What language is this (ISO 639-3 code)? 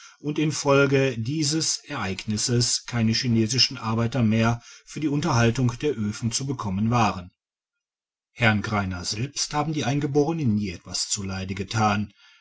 deu